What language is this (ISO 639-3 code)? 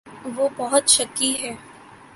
urd